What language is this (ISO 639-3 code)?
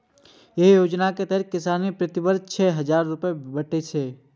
mai